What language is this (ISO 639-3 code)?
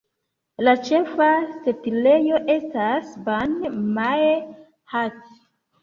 epo